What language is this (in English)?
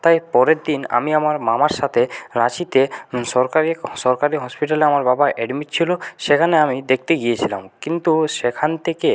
Bangla